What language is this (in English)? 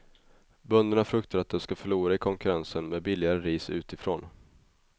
Swedish